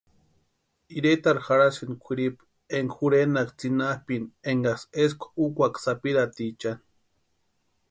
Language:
Western Highland Purepecha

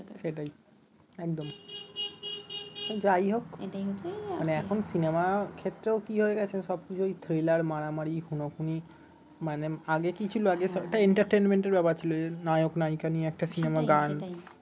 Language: Bangla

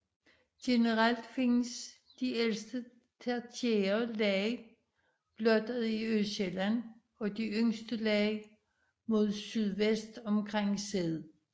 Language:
Danish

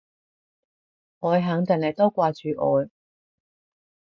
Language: Cantonese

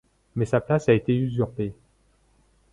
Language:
French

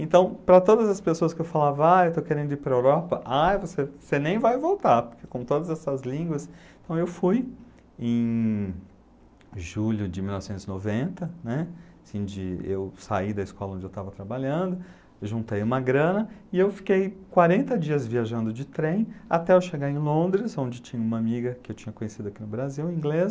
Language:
Portuguese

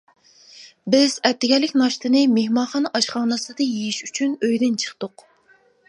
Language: Uyghur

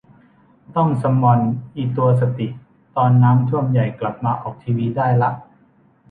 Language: Thai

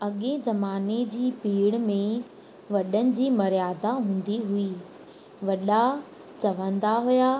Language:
Sindhi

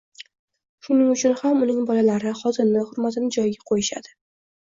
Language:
Uzbek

